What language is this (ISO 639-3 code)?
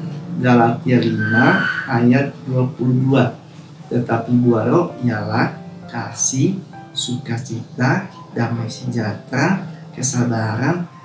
ind